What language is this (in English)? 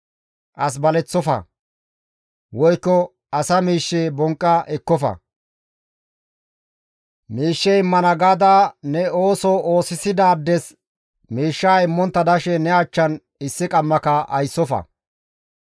Gamo